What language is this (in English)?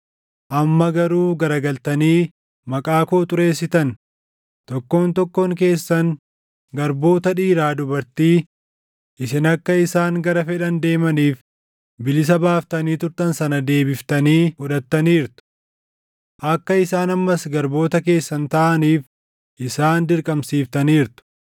Oromo